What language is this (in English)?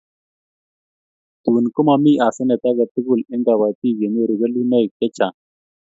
Kalenjin